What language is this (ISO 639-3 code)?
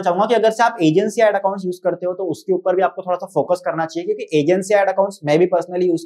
hin